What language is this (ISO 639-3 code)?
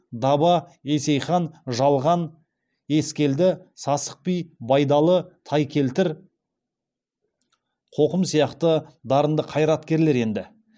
kaz